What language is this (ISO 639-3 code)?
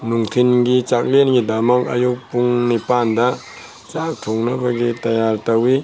mni